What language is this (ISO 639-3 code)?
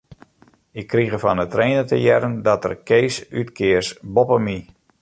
fry